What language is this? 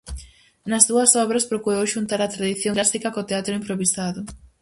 Galician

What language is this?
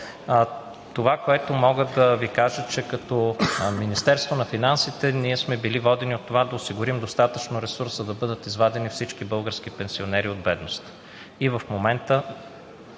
Bulgarian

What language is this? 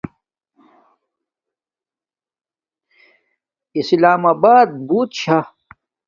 Domaaki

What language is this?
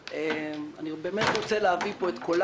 Hebrew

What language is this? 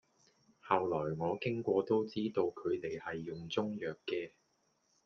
Cantonese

